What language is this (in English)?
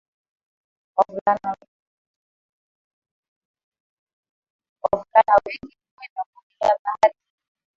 Swahili